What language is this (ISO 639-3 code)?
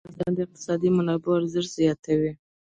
pus